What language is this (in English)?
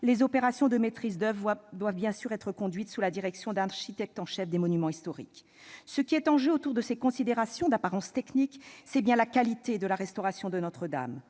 French